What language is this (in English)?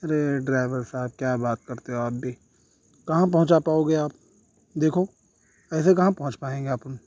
Urdu